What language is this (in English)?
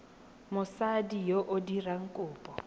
Tswana